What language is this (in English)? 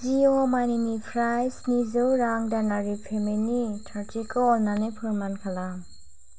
Bodo